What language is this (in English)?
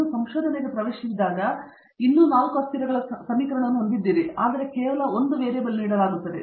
Kannada